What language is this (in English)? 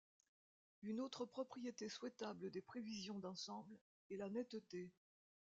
French